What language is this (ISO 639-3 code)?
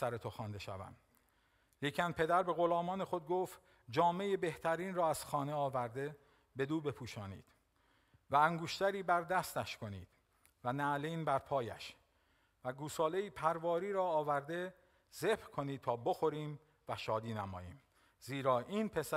fas